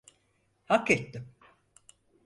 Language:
Turkish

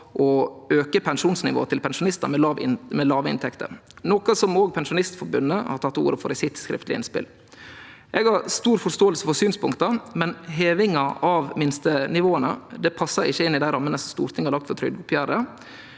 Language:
Norwegian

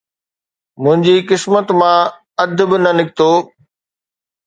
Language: Sindhi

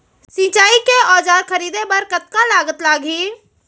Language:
Chhattisgarhi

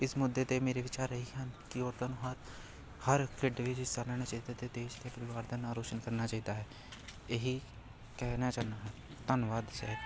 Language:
Punjabi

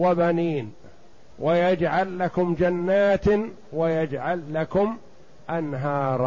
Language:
Arabic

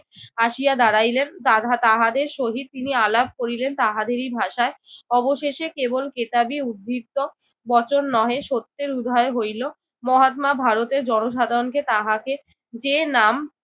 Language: Bangla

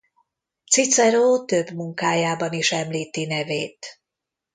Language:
Hungarian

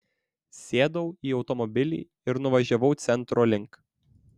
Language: Lithuanian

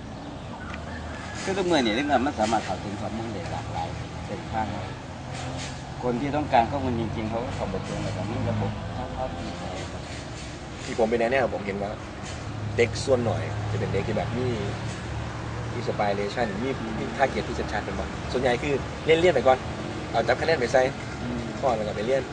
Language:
Thai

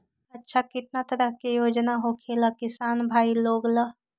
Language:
Magahi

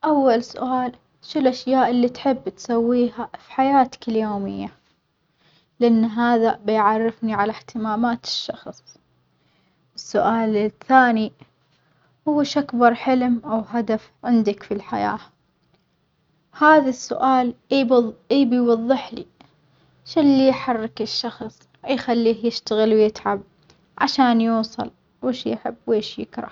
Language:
Omani Arabic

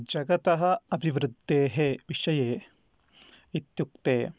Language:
Sanskrit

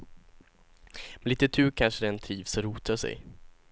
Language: Swedish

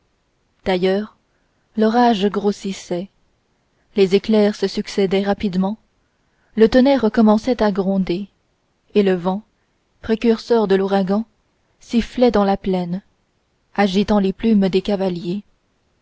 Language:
French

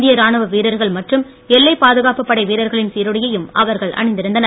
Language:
Tamil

